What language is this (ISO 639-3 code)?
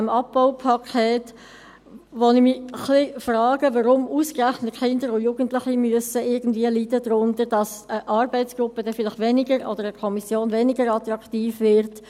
gsw